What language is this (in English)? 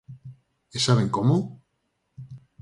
Galician